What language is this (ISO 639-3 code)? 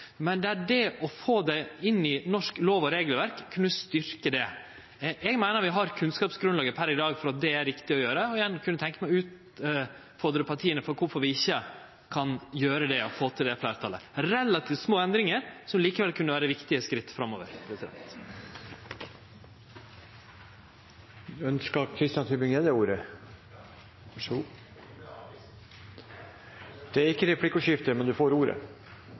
nor